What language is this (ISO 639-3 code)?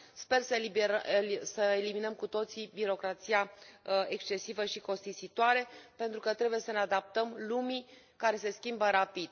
ron